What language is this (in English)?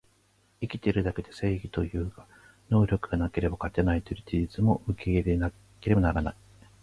Japanese